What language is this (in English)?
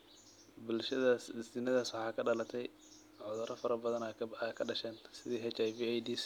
Somali